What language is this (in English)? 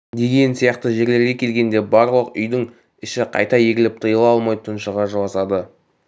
Kazakh